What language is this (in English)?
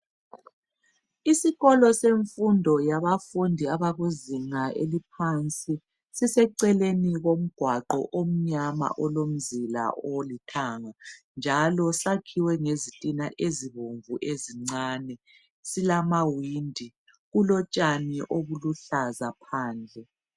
North Ndebele